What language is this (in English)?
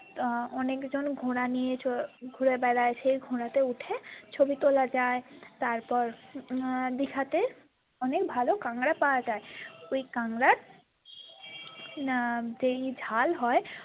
Bangla